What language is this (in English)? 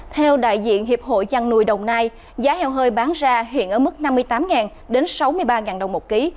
Vietnamese